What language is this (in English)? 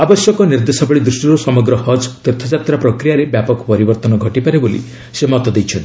Odia